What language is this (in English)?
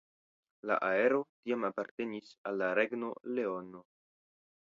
Esperanto